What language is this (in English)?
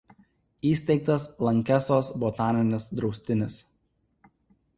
Lithuanian